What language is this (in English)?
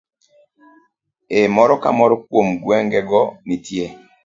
Luo (Kenya and Tanzania)